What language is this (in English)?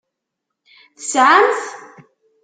Kabyle